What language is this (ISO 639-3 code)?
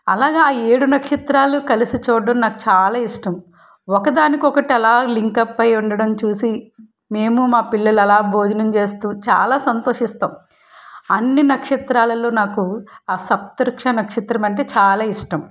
tel